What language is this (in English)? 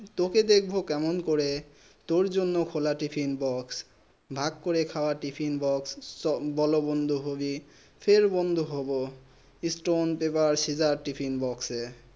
Bangla